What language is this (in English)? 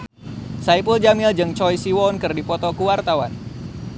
Sundanese